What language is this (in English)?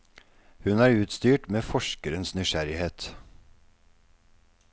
Norwegian